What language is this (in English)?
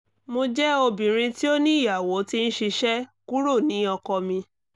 Yoruba